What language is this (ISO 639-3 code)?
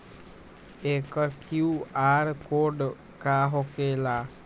mag